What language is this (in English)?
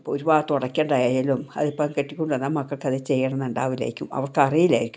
Malayalam